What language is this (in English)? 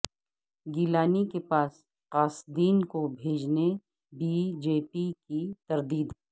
Urdu